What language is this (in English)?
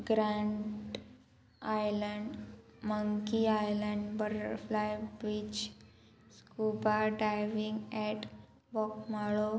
Konkani